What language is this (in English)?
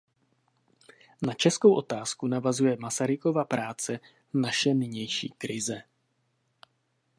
Czech